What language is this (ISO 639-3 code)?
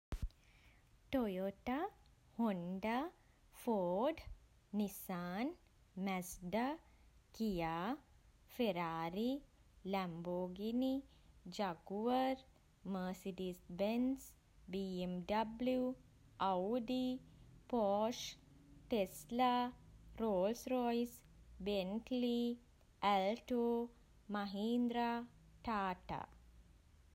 sin